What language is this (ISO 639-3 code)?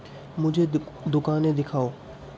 urd